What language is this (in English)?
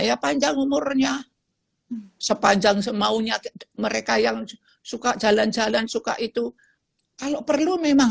Indonesian